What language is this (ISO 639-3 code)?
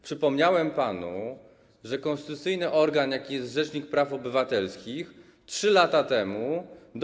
pol